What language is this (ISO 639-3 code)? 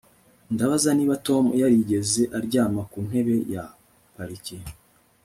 kin